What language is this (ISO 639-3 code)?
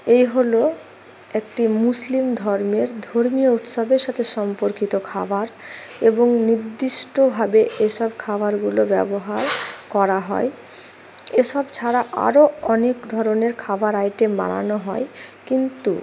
ben